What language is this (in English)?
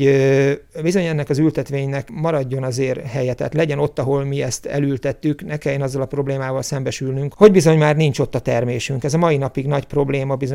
Hungarian